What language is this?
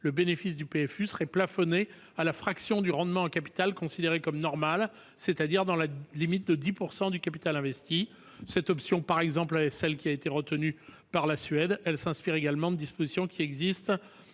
French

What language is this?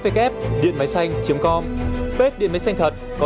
Vietnamese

